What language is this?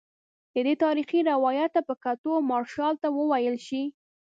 Pashto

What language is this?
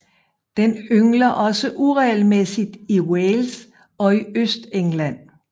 Danish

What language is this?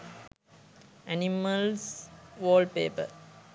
Sinhala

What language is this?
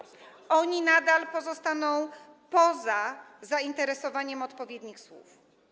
Polish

